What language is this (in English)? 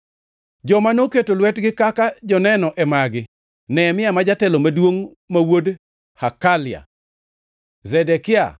Luo (Kenya and Tanzania)